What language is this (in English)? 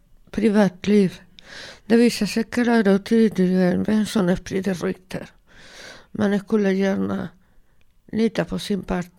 Swedish